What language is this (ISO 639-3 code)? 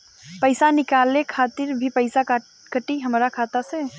bho